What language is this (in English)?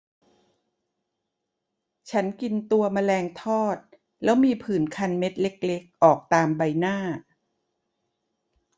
Thai